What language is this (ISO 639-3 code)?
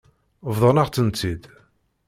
kab